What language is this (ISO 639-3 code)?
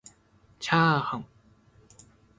jpn